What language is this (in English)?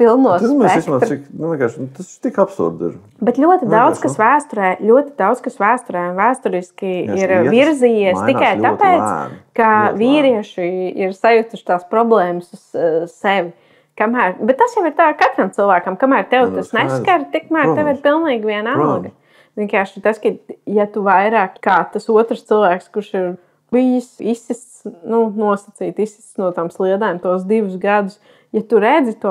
Latvian